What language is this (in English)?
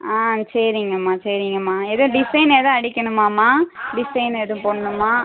Tamil